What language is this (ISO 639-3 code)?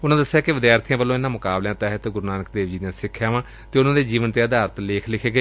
pan